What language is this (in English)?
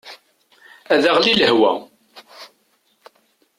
Kabyle